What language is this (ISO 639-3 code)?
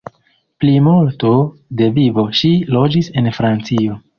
epo